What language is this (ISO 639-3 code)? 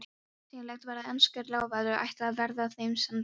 isl